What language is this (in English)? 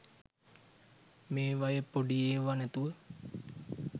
Sinhala